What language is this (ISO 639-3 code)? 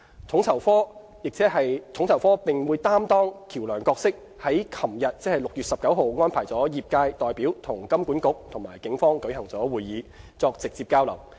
yue